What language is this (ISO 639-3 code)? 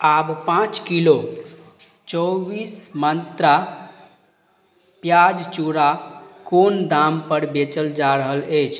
mai